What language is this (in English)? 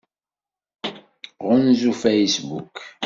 Kabyle